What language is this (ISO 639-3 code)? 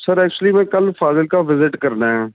pan